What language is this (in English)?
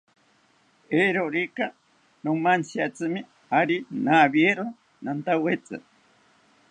South Ucayali Ashéninka